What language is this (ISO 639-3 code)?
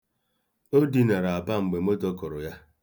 ibo